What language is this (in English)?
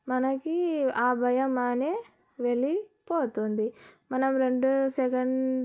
Telugu